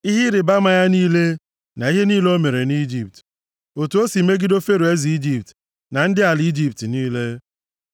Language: Igbo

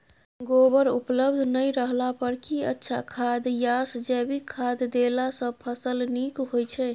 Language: Maithili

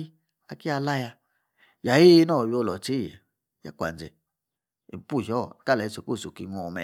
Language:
Yace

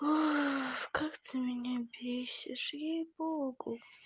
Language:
Russian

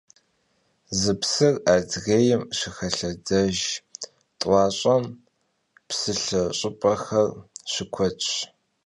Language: Kabardian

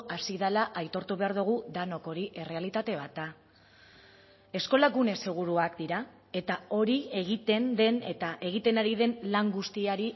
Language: Basque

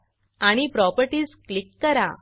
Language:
Marathi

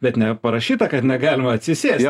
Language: Lithuanian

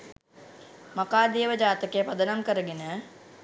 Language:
Sinhala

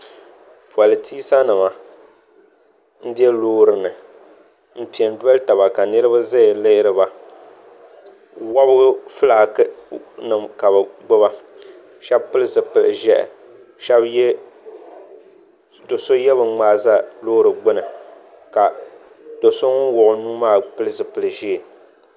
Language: Dagbani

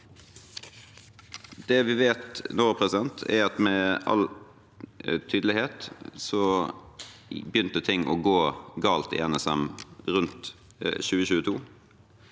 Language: Norwegian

